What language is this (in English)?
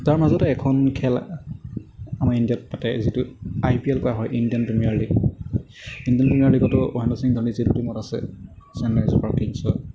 Assamese